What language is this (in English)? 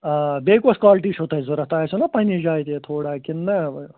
Kashmiri